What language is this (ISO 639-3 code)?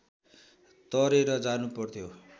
nep